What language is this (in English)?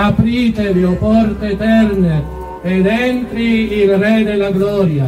Italian